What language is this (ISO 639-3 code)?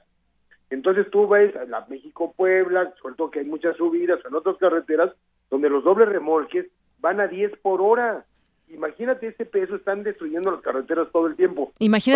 spa